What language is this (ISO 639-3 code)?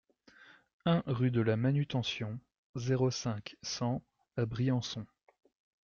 fra